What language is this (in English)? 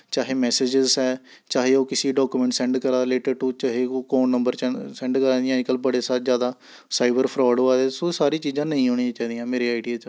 Dogri